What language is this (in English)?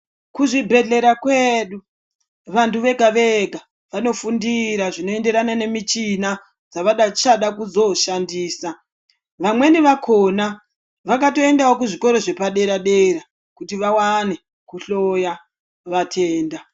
Ndau